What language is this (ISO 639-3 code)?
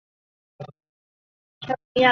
zho